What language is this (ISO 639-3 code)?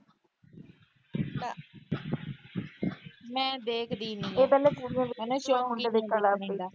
pan